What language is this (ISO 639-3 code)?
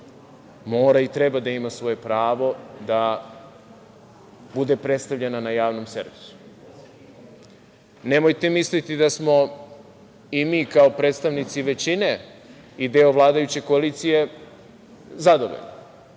srp